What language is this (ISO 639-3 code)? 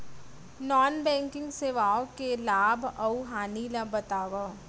hne